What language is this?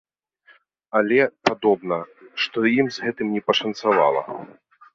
Belarusian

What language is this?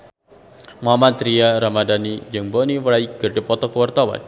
Sundanese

